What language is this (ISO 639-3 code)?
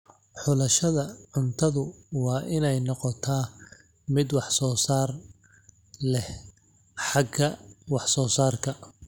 som